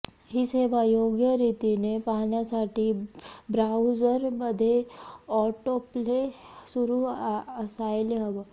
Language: Marathi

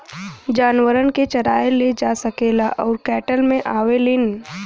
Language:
Bhojpuri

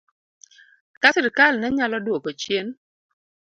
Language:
Luo (Kenya and Tanzania)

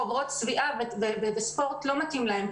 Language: Hebrew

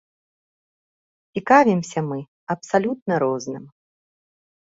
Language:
Belarusian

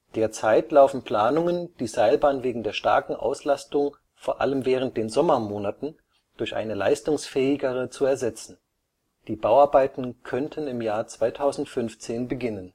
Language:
German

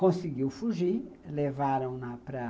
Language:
Portuguese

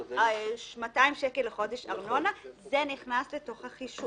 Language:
Hebrew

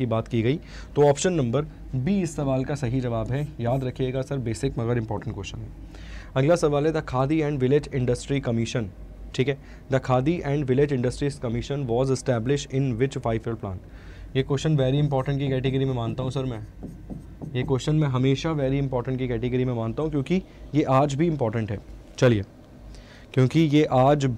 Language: Hindi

